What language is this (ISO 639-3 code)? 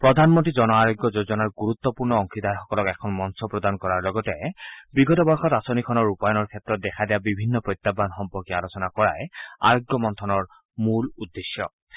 asm